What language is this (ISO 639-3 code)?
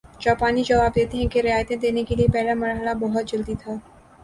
urd